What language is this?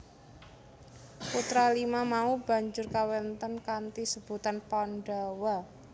Javanese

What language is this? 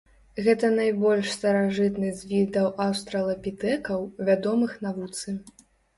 Belarusian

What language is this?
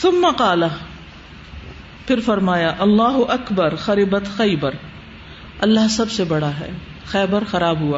Urdu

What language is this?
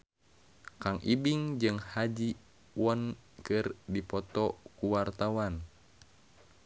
Sundanese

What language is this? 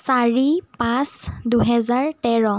Assamese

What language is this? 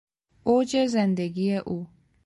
Persian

